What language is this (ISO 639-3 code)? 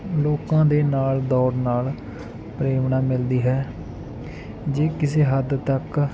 pan